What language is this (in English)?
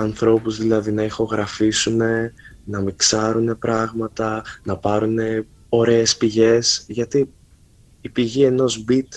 Greek